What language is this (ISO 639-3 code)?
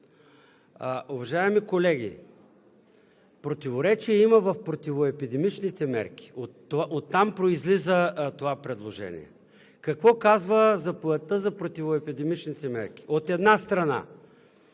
bul